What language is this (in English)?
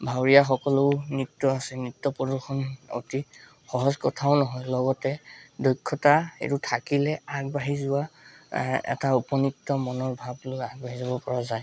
Assamese